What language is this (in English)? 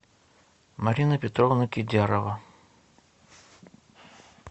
Russian